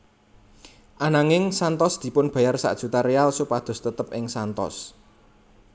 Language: Javanese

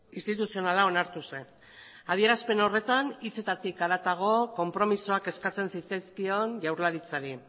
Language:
Basque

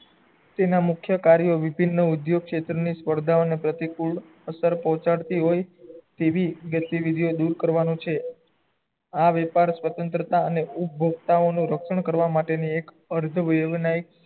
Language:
Gujarati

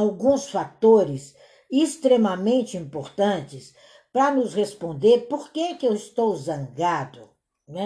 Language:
Portuguese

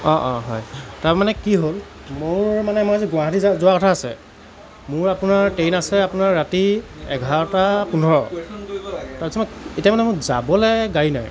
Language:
Assamese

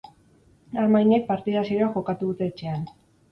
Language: Basque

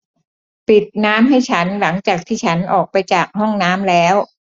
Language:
Thai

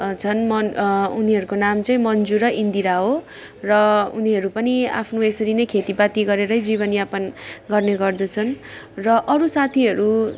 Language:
Nepali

